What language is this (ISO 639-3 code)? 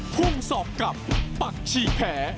tha